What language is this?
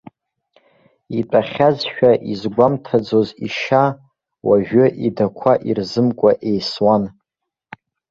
Abkhazian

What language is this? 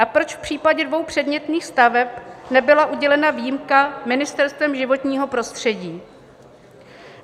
Czech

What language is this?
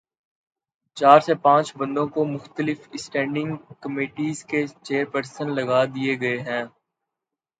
Urdu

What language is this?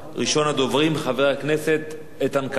Hebrew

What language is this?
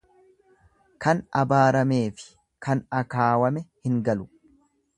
Oromo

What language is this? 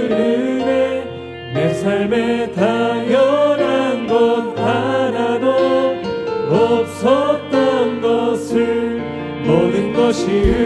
Korean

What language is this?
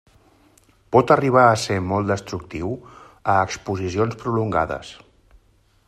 Catalan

